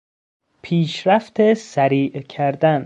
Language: Persian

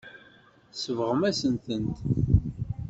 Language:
Kabyle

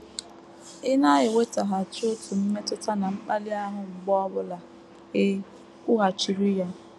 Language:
Igbo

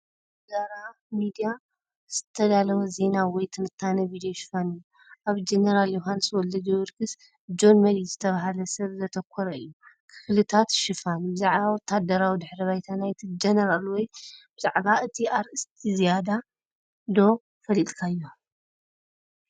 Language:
Tigrinya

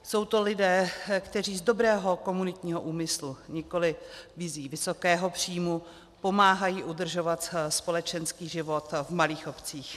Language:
Czech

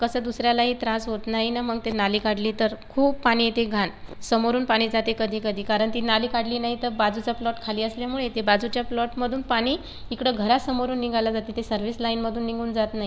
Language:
Marathi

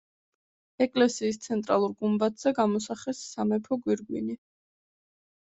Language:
Georgian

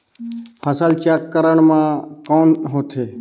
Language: Chhattisgarhi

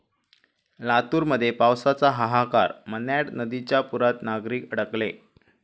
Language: Marathi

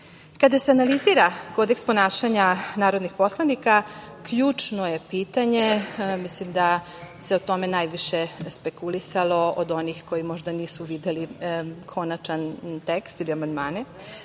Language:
Serbian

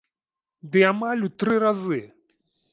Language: Belarusian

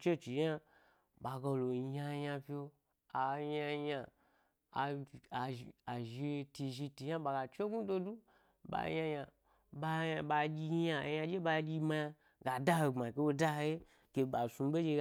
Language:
Gbari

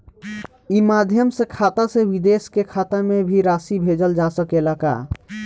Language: Bhojpuri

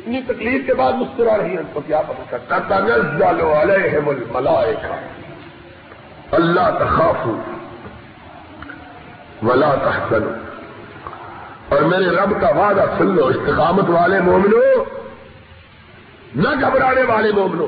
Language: Urdu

